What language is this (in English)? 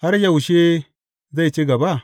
Hausa